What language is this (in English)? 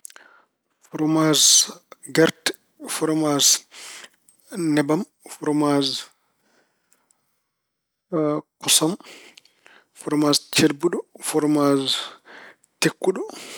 Fula